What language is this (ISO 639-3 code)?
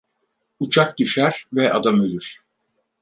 tur